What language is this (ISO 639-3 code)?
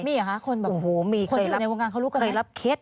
tha